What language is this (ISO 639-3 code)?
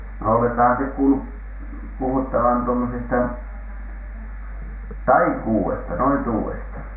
fin